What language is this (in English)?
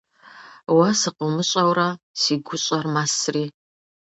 Kabardian